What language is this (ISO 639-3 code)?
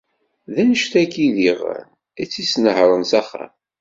kab